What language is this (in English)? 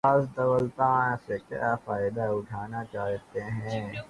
Urdu